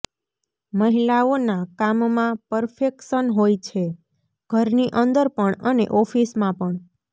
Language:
Gujarati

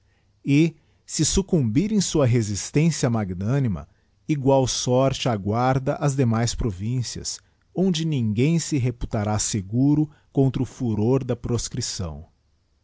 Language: Portuguese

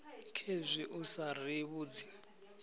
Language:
Venda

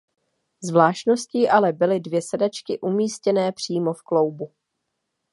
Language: Czech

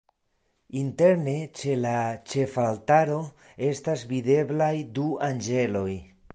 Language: Esperanto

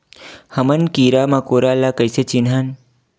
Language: Chhattisgarhi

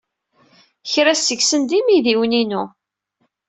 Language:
Kabyle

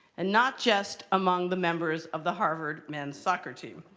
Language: English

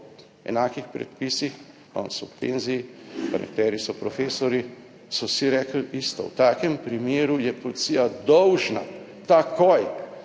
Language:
Slovenian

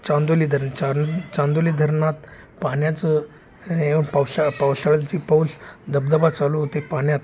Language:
Marathi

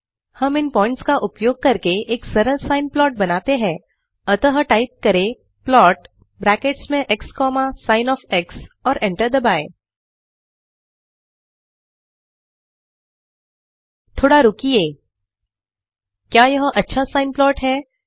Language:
Hindi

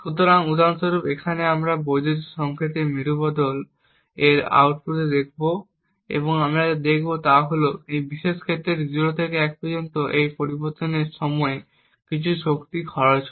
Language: Bangla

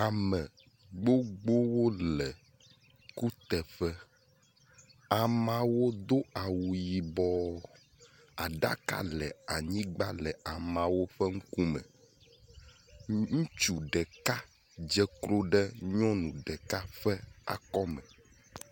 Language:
Ewe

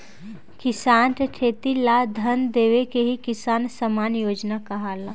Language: Bhojpuri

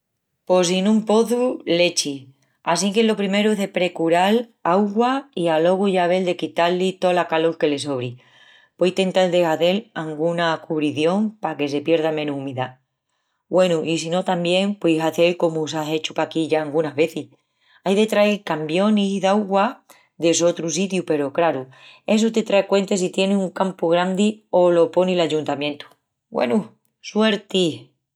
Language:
Extremaduran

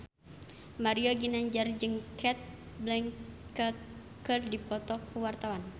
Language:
Sundanese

